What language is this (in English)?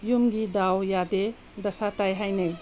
Manipuri